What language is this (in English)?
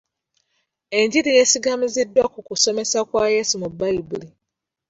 Ganda